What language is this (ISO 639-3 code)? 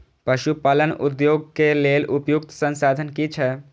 mai